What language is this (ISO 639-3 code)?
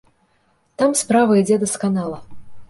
bel